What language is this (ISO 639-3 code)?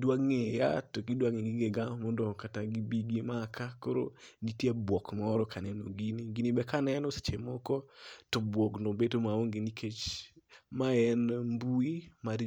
luo